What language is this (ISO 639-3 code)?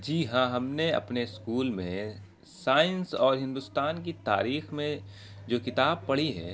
urd